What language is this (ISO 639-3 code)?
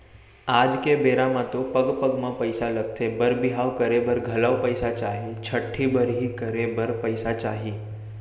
hne